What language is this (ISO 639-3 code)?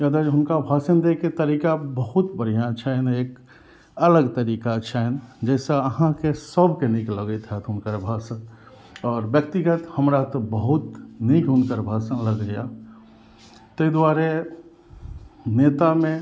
mai